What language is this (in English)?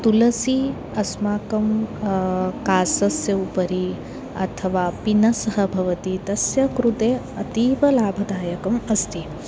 Sanskrit